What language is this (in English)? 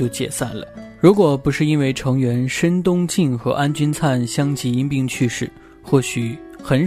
Chinese